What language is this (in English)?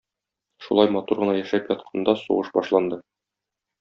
Tatar